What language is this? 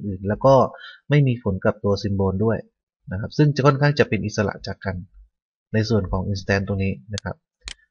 Thai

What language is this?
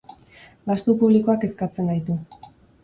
Basque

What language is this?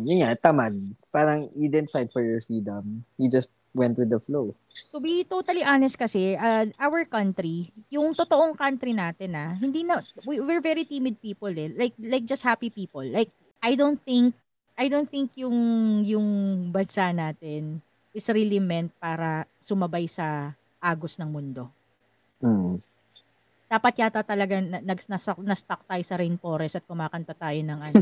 Filipino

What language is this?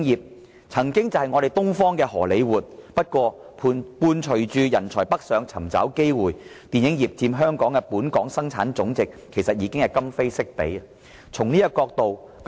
Cantonese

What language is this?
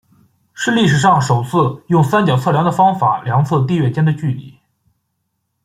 Chinese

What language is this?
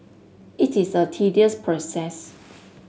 English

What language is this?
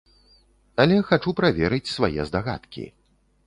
Belarusian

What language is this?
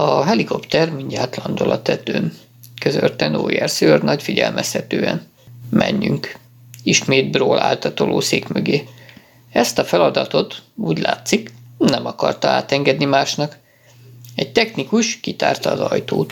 Hungarian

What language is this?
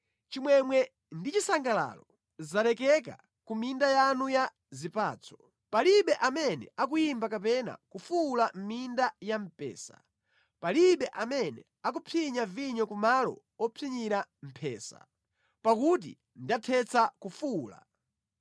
Nyanja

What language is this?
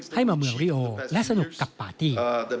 Thai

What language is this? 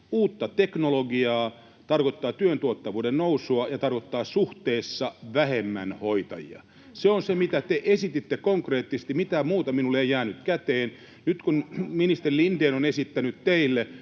Finnish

